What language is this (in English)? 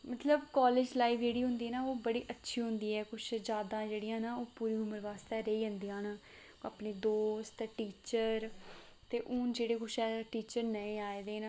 Dogri